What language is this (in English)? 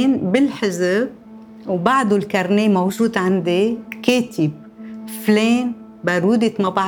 Arabic